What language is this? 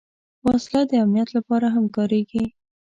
Pashto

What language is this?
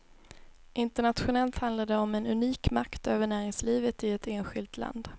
Swedish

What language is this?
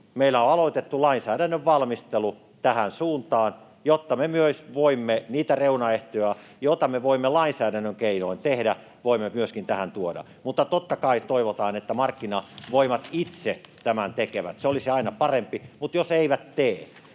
Finnish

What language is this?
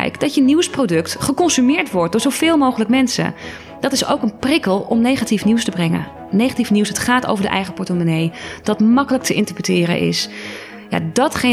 Dutch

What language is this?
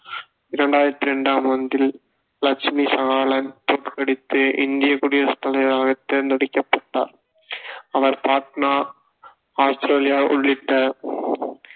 Tamil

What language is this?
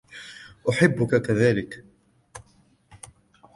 Arabic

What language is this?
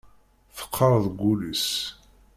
Kabyle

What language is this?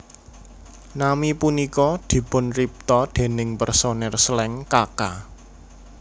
Javanese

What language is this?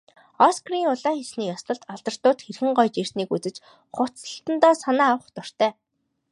Mongolian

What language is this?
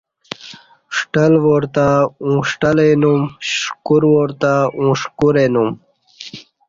Kati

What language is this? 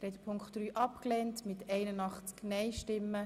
Swiss German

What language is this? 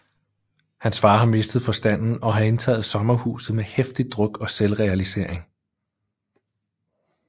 Danish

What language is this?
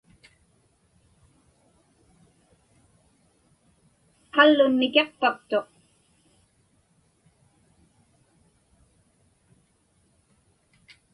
Inupiaq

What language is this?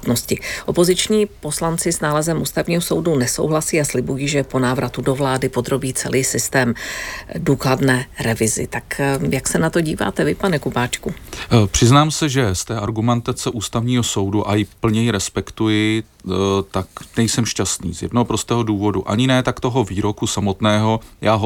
Czech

